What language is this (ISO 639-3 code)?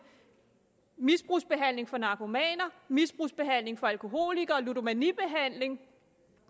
dan